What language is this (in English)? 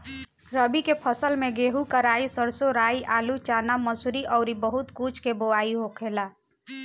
Bhojpuri